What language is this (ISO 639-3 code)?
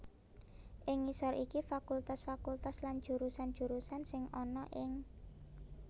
jav